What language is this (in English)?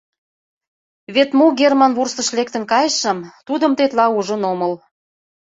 Mari